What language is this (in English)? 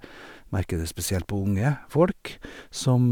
Norwegian